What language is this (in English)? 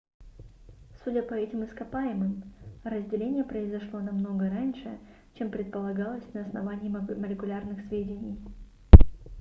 Russian